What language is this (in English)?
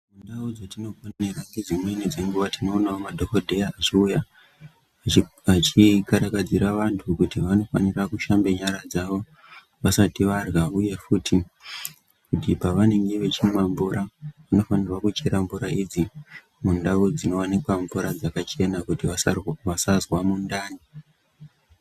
Ndau